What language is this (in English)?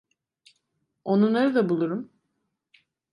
Turkish